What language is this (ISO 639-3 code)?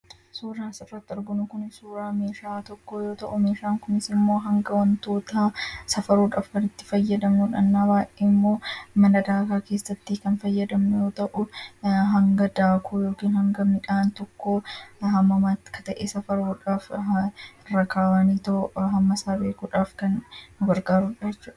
orm